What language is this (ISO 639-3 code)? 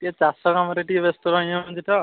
ori